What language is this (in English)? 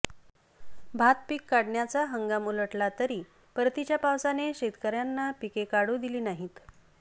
Marathi